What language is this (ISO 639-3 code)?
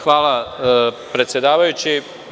srp